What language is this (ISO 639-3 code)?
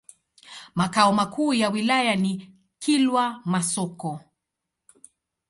swa